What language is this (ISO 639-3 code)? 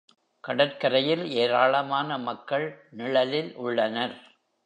tam